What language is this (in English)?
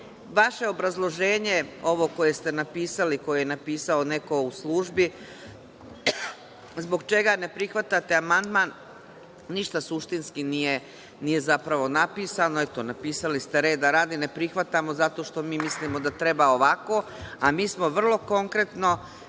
Serbian